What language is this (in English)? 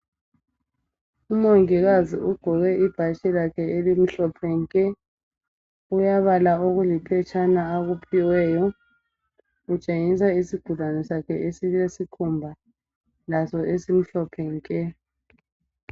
North Ndebele